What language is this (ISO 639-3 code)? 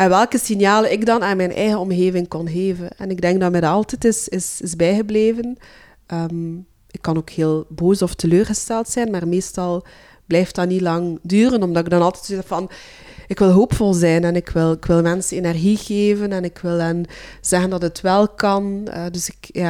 nld